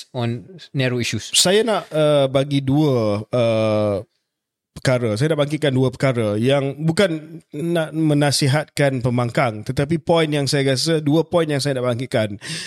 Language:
Malay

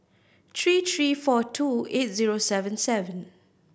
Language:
English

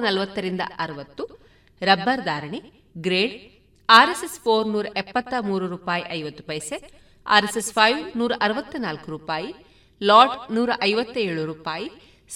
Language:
Kannada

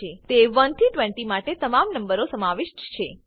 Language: Gujarati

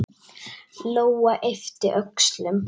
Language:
Icelandic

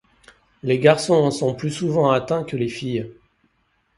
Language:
French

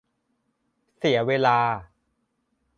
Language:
Thai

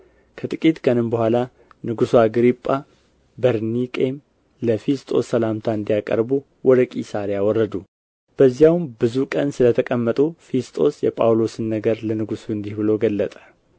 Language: Amharic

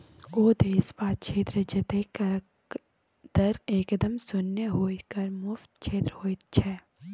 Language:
Maithili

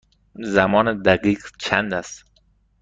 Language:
Persian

